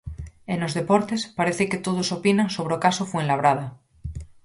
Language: Galician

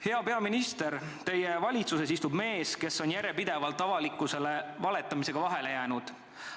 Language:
Estonian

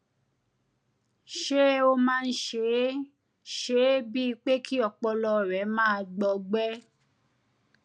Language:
Yoruba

